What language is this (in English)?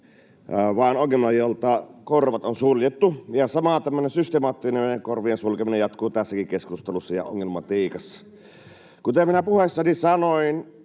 Finnish